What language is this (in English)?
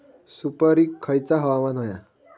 Marathi